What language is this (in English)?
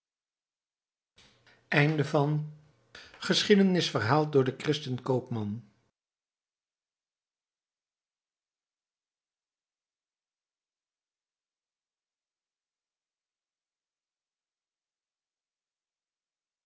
Dutch